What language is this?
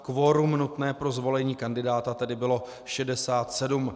Czech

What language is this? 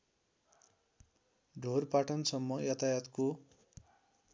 Nepali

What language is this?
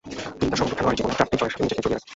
Bangla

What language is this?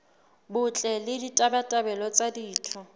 Southern Sotho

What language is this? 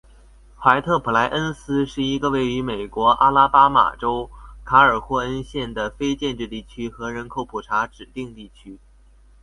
Chinese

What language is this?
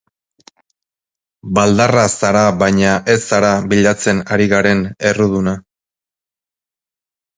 Basque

